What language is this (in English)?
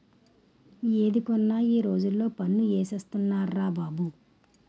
Telugu